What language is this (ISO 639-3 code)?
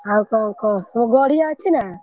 ori